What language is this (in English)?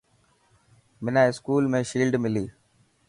Dhatki